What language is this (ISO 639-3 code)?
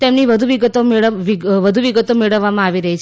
guj